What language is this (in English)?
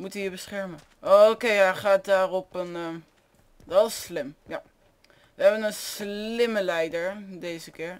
Dutch